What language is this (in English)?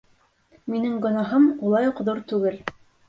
Bashkir